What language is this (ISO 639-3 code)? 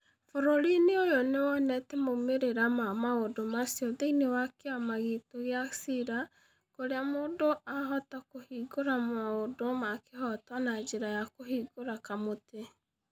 kik